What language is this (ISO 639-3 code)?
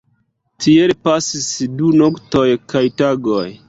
epo